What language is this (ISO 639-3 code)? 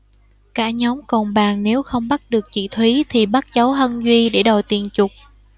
vie